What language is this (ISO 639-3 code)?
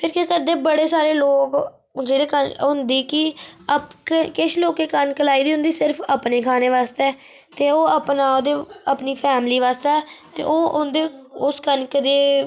doi